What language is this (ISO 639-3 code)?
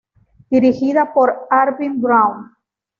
spa